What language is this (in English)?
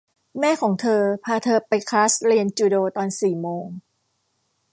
Thai